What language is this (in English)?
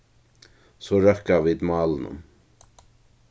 Faroese